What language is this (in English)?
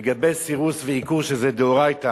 Hebrew